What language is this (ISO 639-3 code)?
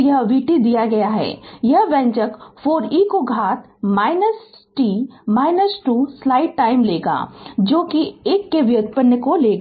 hin